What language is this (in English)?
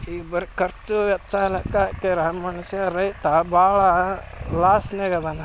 Kannada